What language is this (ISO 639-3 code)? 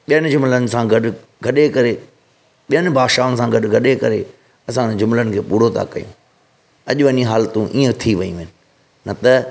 snd